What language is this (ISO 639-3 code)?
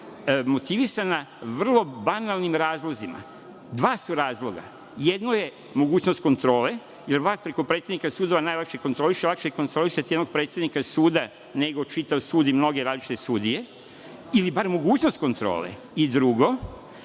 srp